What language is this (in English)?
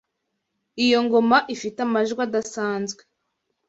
Kinyarwanda